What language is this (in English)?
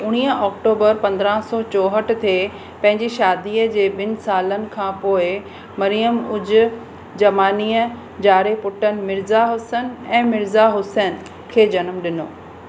Sindhi